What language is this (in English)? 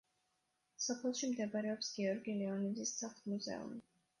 Georgian